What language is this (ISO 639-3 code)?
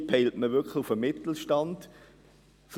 gsw